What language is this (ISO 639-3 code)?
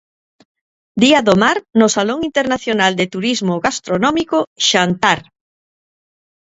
glg